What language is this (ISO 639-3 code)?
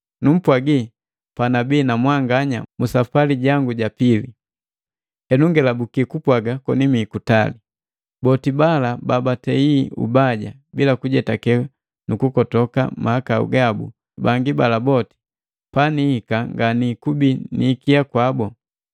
mgv